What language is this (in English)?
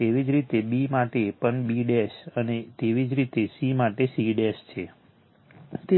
Gujarati